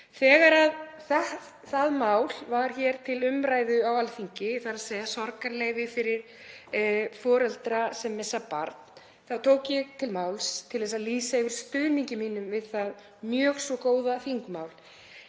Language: Icelandic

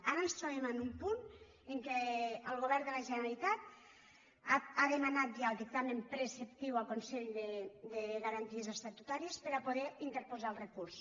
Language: Catalan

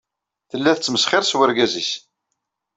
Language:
Kabyle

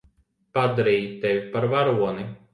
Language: Latvian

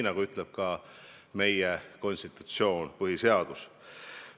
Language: Estonian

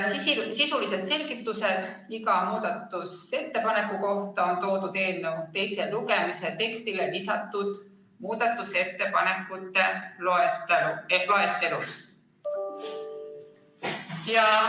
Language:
Estonian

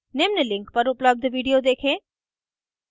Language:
Hindi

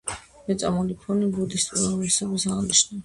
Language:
Georgian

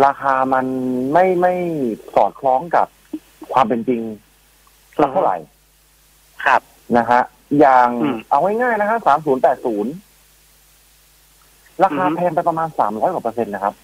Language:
Thai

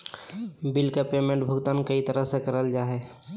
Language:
Magahi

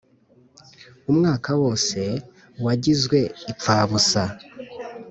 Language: Kinyarwanda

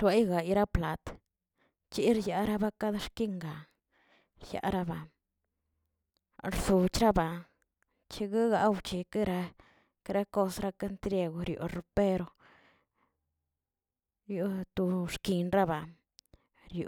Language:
Tilquiapan Zapotec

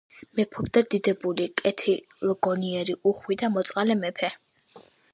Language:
Georgian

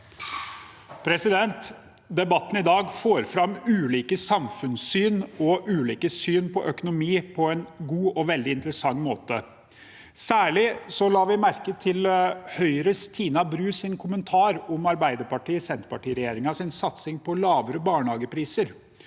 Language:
Norwegian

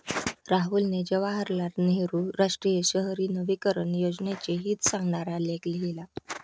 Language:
Marathi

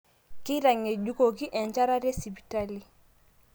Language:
Masai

